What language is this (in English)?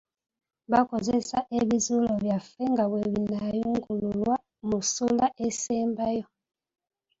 Ganda